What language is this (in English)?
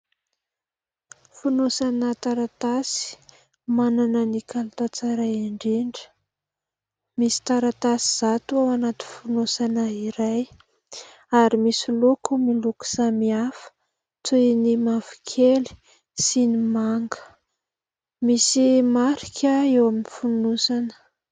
Malagasy